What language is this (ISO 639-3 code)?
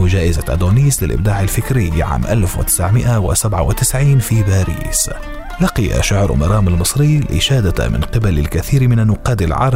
ara